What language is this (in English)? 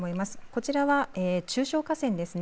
Japanese